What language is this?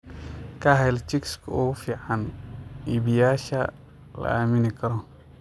Somali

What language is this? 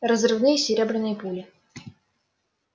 Russian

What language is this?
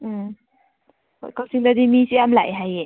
Manipuri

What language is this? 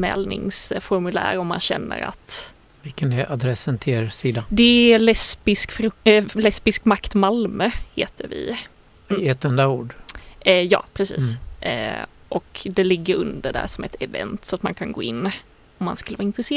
Swedish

